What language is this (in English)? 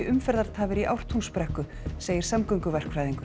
Icelandic